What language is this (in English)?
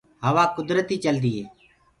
Gurgula